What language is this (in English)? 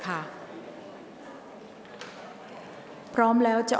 Thai